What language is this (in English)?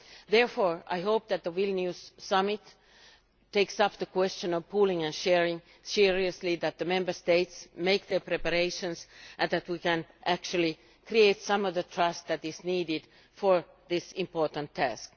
English